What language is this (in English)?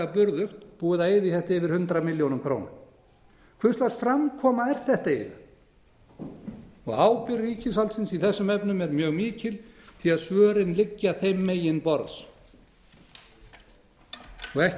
Icelandic